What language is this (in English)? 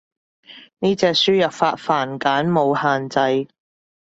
Cantonese